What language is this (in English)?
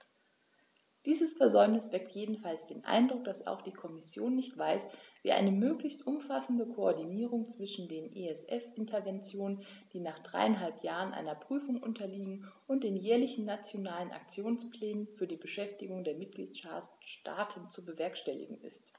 German